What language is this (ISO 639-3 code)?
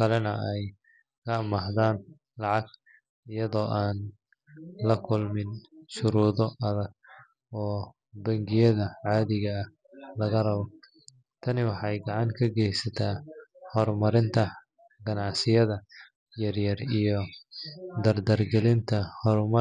som